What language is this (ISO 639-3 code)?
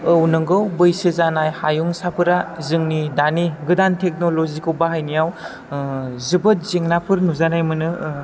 brx